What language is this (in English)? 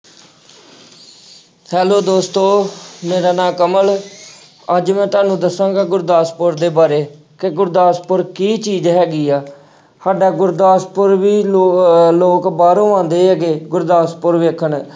Punjabi